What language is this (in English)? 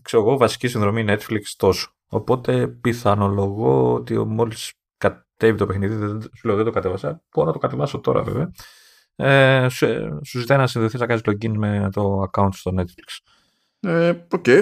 Greek